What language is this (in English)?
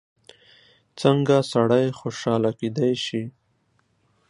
Pashto